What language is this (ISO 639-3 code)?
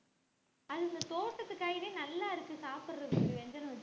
tam